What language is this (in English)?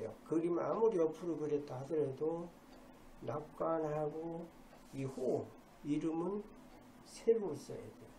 Korean